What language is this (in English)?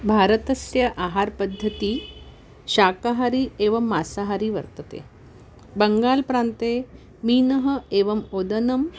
Sanskrit